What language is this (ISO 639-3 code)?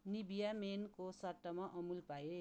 nep